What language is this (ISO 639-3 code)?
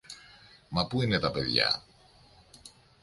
ell